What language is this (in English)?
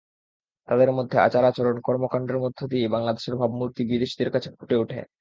Bangla